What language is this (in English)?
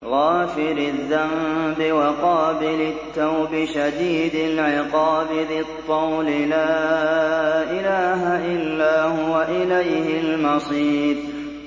Arabic